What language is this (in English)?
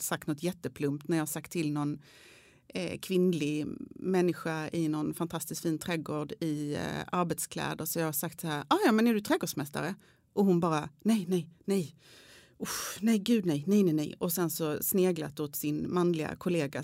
Swedish